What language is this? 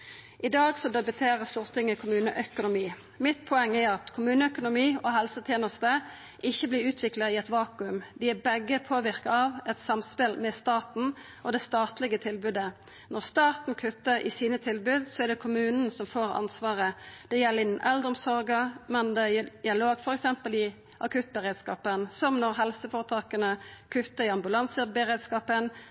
Norwegian Nynorsk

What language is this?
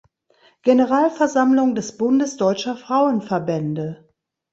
German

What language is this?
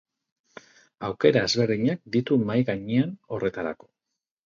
Basque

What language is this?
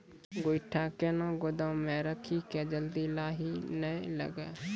Maithili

